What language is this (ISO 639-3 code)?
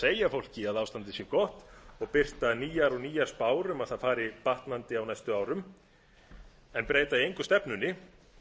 isl